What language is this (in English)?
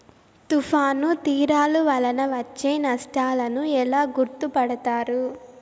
Telugu